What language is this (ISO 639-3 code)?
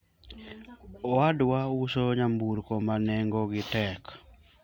luo